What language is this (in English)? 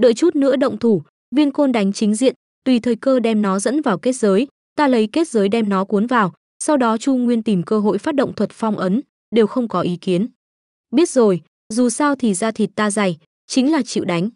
Vietnamese